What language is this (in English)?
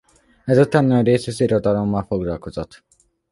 Hungarian